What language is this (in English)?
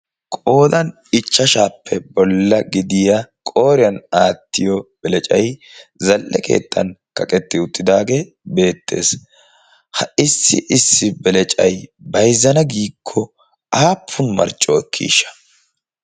Wolaytta